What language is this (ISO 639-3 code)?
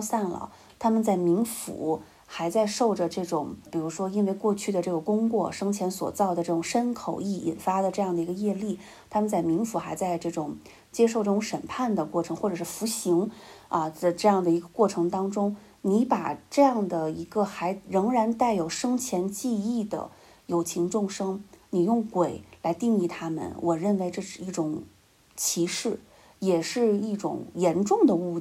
zho